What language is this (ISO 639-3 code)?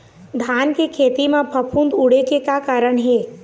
hne